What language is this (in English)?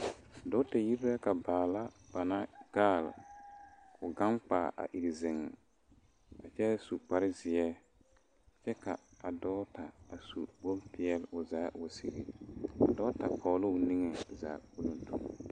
Southern Dagaare